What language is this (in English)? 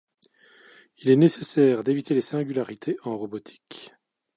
French